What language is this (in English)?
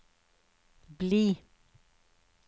Norwegian